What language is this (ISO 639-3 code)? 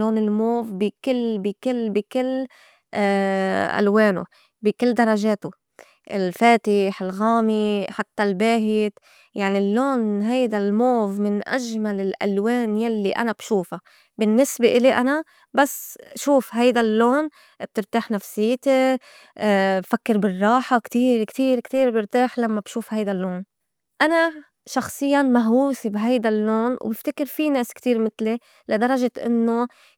apc